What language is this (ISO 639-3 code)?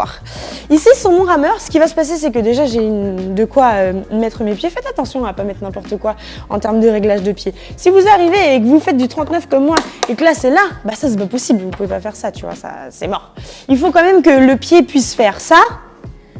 fra